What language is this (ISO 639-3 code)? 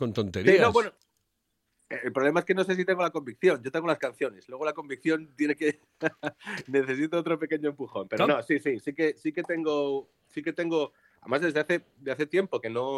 spa